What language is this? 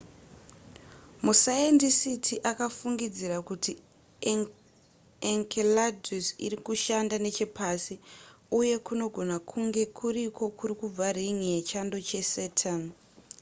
Shona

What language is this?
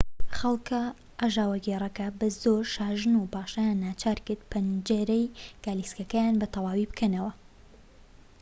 Central Kurdish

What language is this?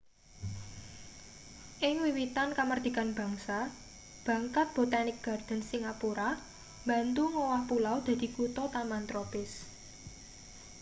Javanese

